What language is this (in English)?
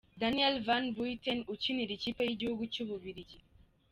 Kinyarwanda